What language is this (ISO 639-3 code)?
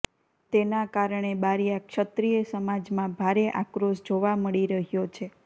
guj